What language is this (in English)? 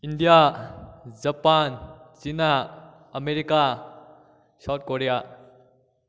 Manipuri